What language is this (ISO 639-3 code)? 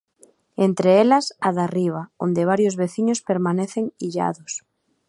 glg